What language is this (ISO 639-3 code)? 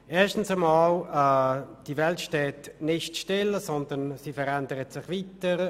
gsw